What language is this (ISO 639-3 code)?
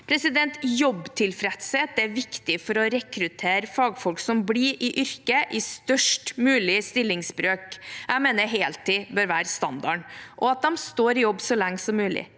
nor